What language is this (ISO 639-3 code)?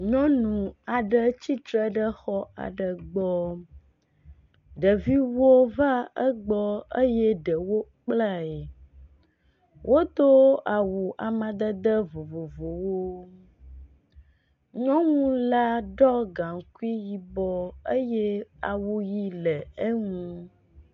ewe